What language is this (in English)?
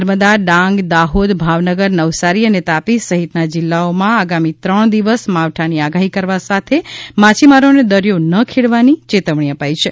Gujarati